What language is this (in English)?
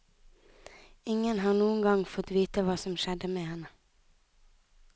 Norwegian